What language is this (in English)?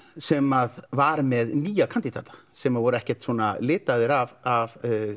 Icelandic